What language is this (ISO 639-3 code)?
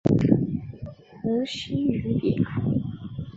zho